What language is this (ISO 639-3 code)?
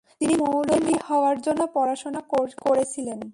ben